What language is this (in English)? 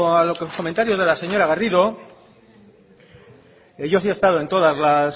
Spanish